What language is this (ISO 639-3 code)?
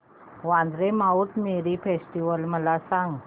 mar